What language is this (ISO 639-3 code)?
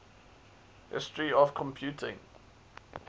eng